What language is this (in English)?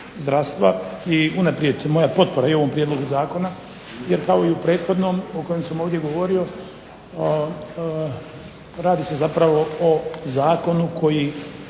Croatian